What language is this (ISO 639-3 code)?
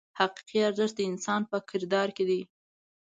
pus